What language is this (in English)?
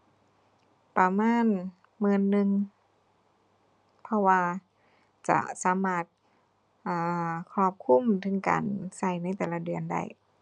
Thai